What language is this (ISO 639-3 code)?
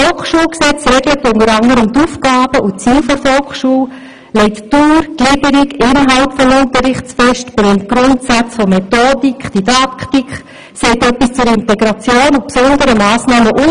gsw